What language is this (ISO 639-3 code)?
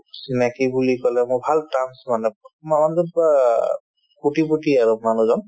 asm